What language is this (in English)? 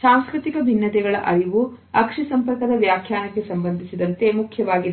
Kannada